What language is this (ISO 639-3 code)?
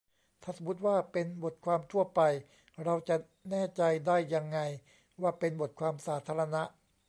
tha